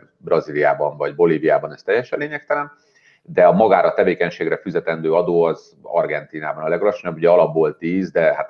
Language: Hungarian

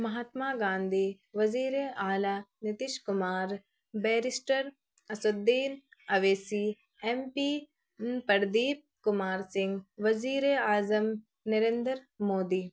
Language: Urdu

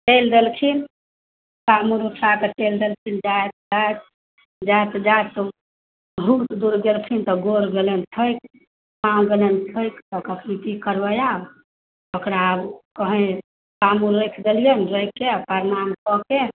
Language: Maithili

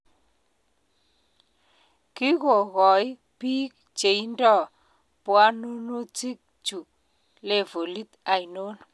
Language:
Kalenjin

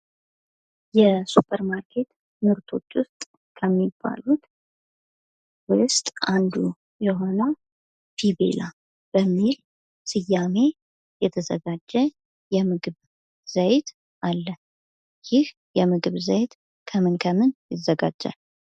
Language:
Amharic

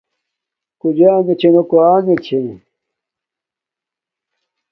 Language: Domaaki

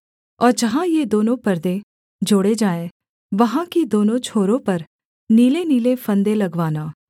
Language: Hindi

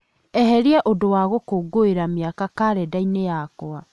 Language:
Kikuyu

